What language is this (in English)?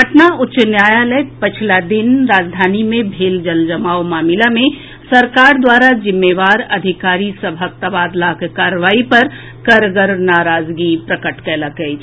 Maithili